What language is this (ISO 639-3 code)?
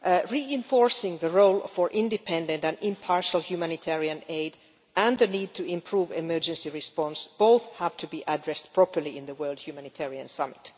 eng